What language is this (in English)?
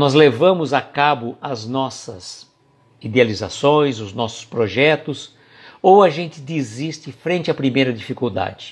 Portuguese